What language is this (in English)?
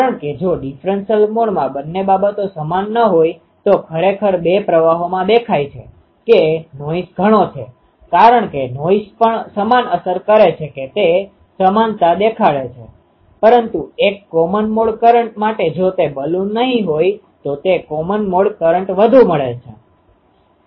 Gujarati